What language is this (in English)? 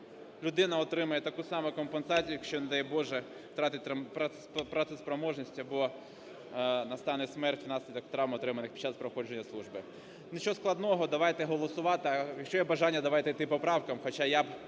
Ukrainian